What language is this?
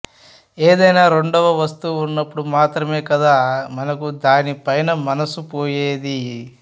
Telugu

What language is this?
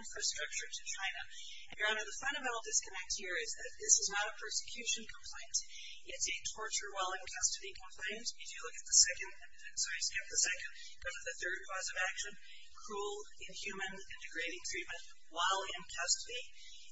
English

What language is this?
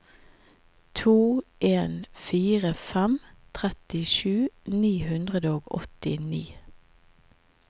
Norwegian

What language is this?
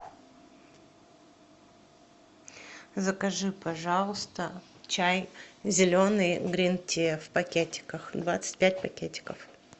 Russian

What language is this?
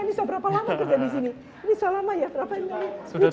Indonesian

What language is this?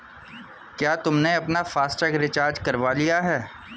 Hindi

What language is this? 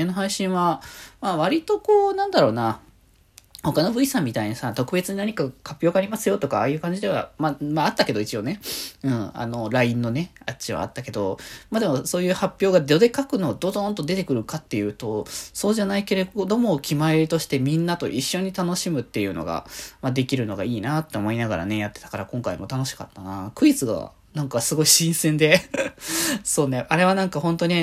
Japanese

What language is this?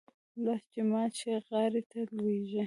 Pashto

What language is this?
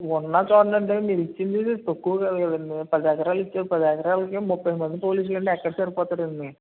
Telugu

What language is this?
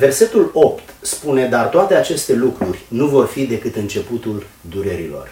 Romanian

